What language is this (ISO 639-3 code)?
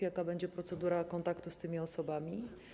pol